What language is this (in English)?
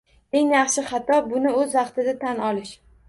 Uzbek